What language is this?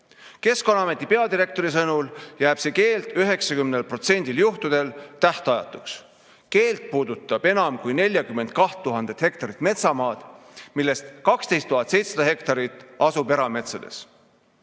Estonian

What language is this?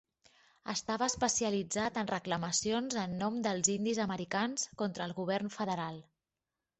Catalan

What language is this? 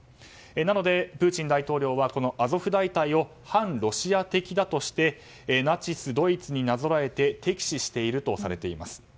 Japanese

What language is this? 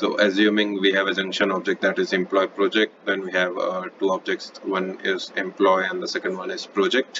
English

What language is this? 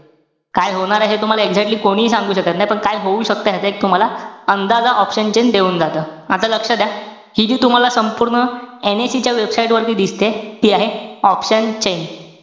Marathi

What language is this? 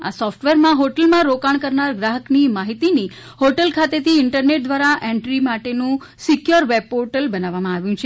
Gujarati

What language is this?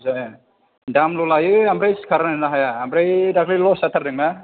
Bodo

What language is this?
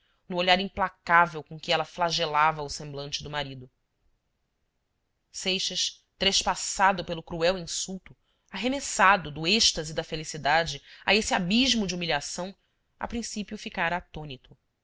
Portuguese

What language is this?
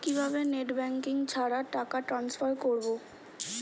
Bangla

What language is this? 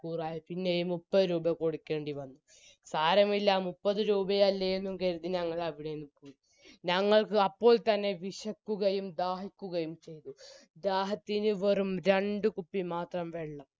Malayalam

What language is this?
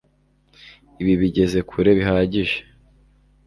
Kinyarwanda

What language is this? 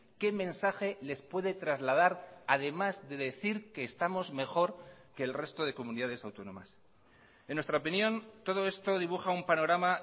Spanish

